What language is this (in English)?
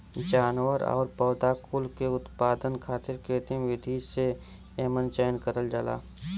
Bhojpuri